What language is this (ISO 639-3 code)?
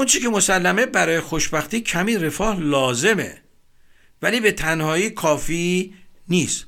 fas